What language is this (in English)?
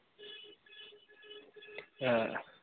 Hindi